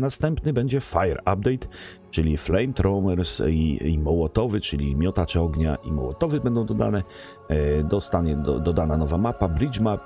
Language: Polish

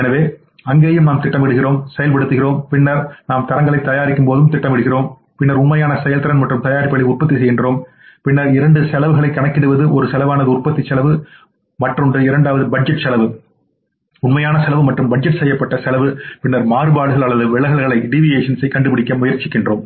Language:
Tamil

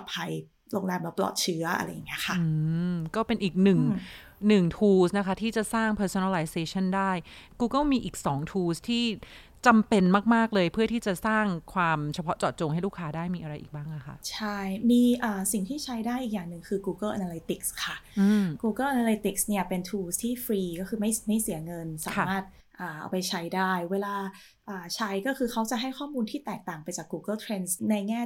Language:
Thai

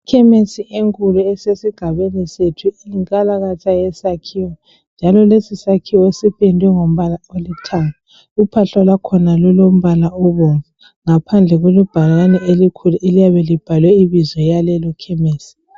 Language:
North Ndebele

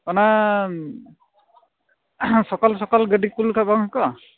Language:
Santali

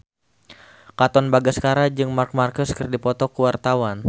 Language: Sundanese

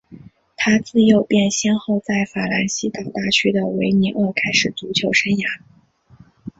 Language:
Chinese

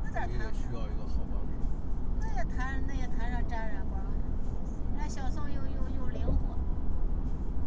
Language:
Chinese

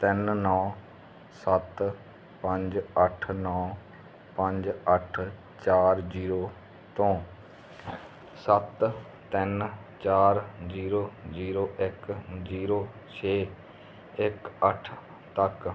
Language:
Punjabi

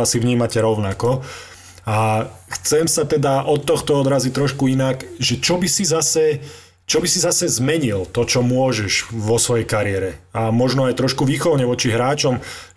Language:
Slovak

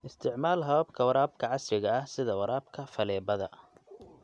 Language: Somali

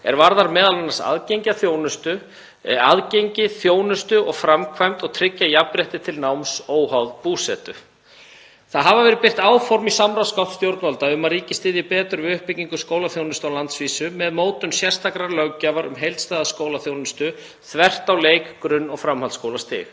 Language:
Icelandic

